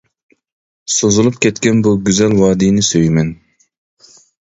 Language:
Uyghur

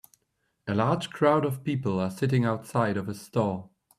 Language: English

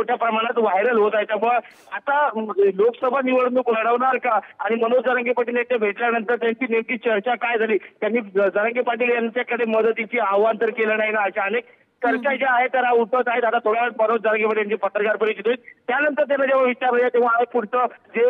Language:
Hindi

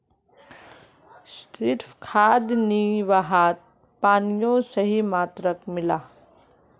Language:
Magahi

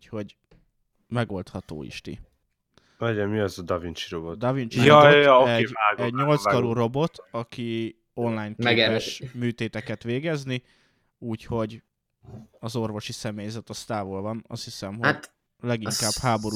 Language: Hungarian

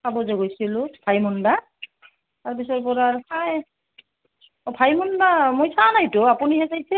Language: Assamese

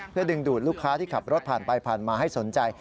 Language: Thai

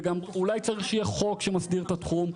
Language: Hebrew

